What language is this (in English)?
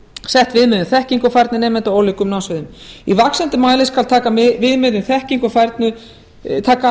Icelandic